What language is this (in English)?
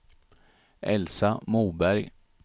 Swedish